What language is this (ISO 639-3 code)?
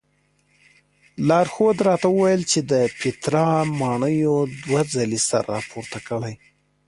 pus